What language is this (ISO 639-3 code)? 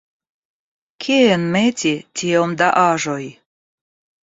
epo